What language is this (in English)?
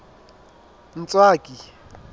Southern Sotho